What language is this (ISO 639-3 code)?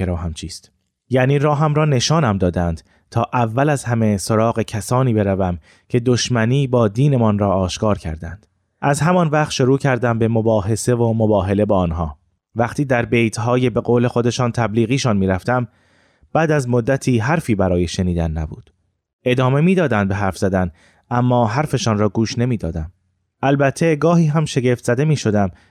fas